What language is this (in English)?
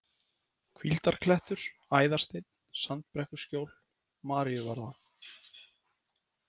Icelandic